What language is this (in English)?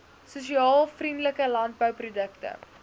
Afrikaans